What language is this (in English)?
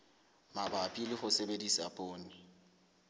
Southern Sotho